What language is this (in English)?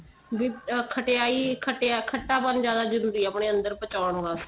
Punjabi